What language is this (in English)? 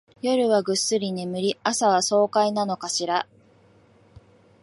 Japanese